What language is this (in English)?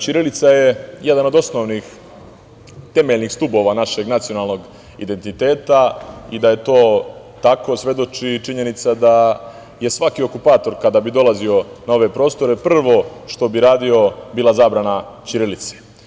Serbian